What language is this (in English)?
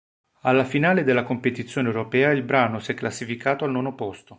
Italian